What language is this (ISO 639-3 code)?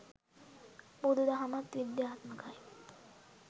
sin